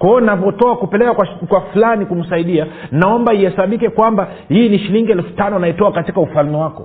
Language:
Swahili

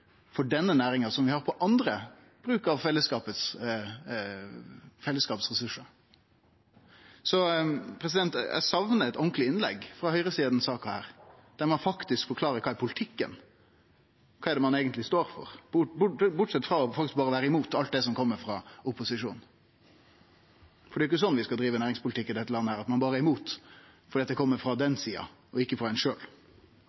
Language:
Norwegian Nynorsk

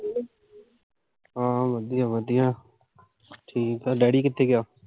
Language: Punjabi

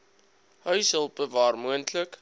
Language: Afrikaans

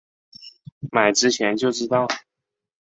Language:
Chinese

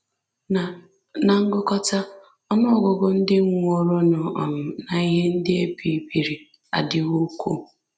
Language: Igbo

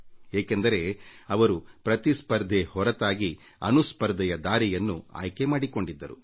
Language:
Kannada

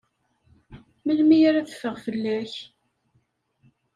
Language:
Kabyle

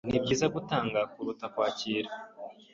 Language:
Kinyarwanda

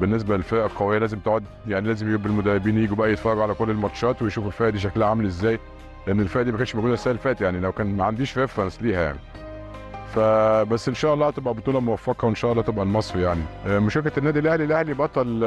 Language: Arabic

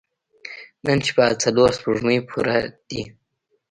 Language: Pashto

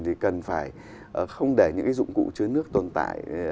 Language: Vietnamese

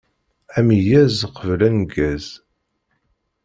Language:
Kabyle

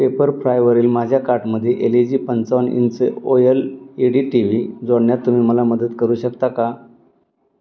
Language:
Marathi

